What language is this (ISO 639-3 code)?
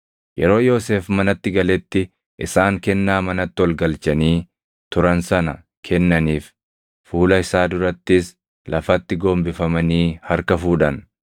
orm